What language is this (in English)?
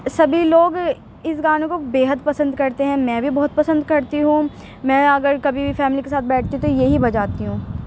Urdu